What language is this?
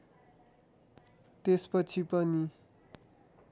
Nepali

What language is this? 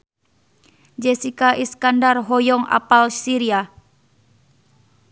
Sundanese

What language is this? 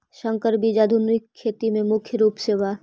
Magahi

